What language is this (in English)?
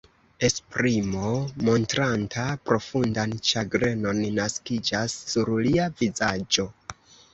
Esperanto